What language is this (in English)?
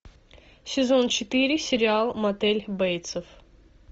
Russian